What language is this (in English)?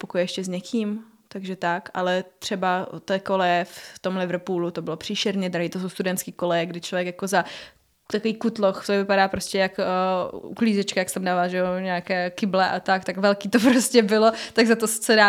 Czech